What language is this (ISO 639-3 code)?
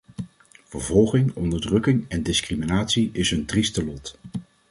nld